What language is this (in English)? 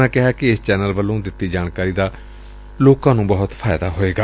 Punjabi